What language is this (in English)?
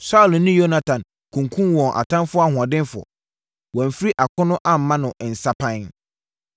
Akan